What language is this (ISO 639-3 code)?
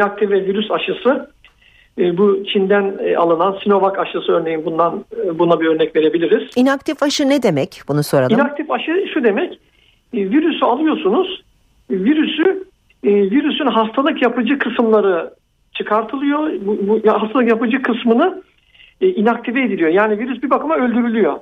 tur